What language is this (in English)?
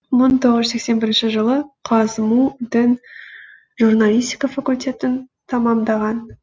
Kazakh